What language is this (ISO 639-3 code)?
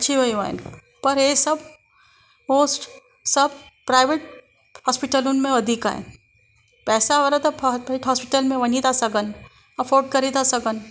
snd